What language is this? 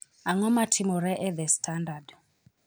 Luo (Kenya and Tanzania)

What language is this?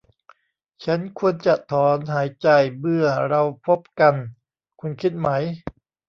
Thai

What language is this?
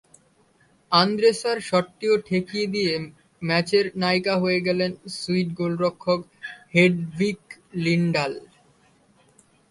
Bangla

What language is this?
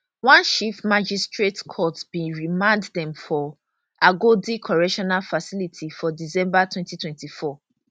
Nigerian Pidgin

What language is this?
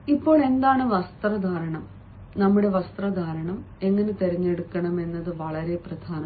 Malayalam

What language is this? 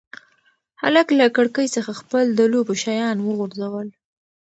Pashto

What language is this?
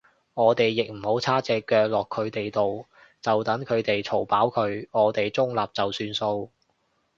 Cantonese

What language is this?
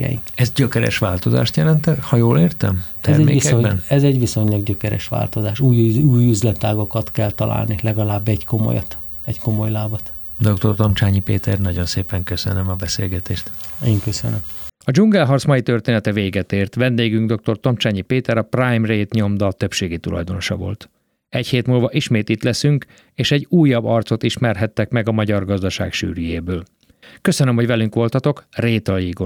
Hungarian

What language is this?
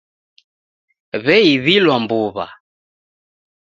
Taita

